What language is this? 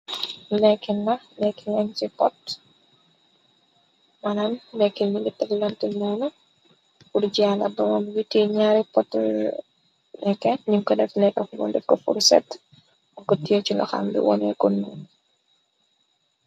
Wolof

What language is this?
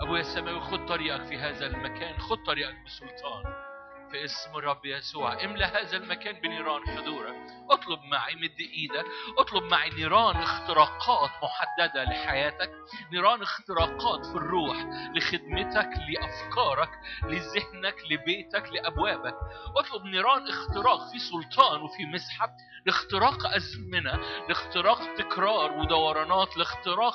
Arabic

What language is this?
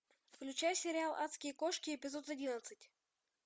Russian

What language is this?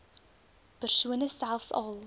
Afrikaans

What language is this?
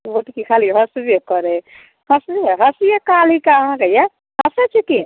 Maithili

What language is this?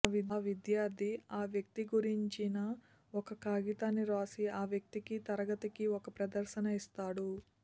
Telugu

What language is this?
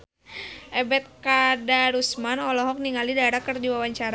Sundanese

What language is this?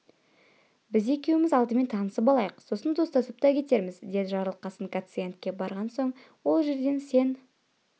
Kazakh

